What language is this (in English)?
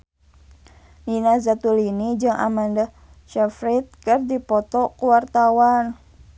Sundanese